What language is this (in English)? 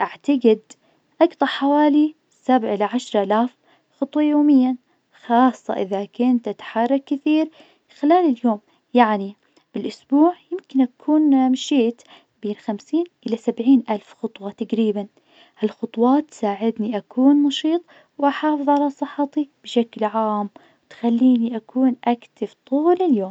Najdi Arabic